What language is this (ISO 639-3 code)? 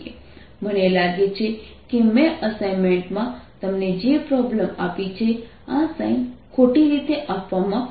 guj